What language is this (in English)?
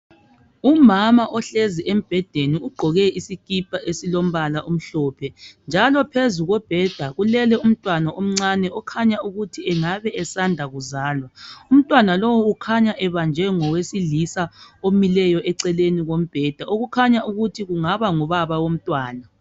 North Ndebele